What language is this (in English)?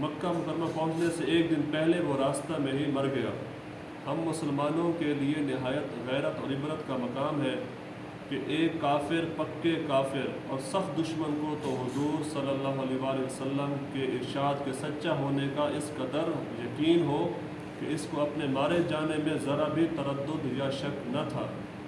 Urdu